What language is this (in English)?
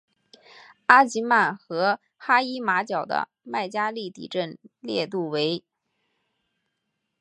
Chinese